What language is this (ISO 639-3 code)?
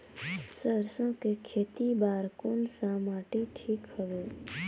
hne